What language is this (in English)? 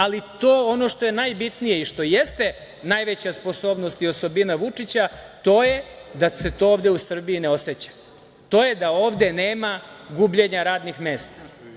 Serbian